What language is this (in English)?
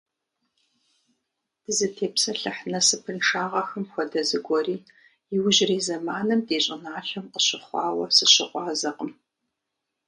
Kabardian